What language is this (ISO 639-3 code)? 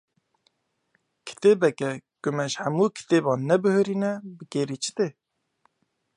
kur